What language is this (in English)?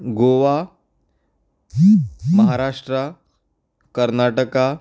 Konkani